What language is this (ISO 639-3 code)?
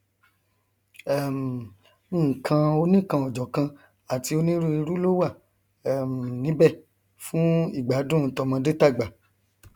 yor